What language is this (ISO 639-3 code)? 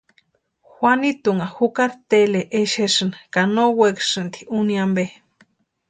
pua